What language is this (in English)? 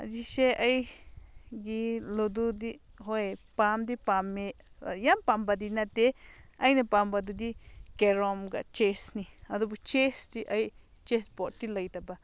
Manipuri